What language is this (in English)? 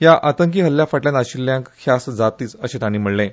Konkani